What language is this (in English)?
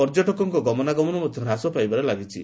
Odia